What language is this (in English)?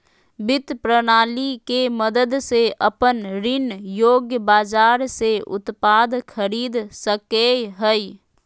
Magahi